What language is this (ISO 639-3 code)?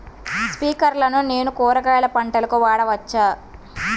tel